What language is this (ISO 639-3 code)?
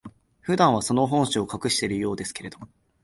jpn